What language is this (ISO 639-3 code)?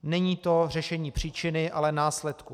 ces